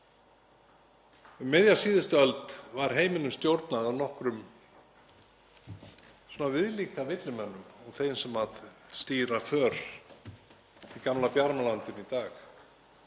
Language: Icelandic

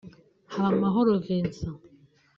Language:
Kinyarwanda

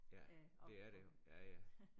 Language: Danish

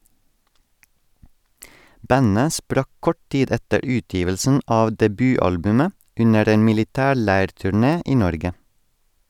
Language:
Norwegian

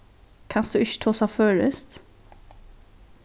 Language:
Faroese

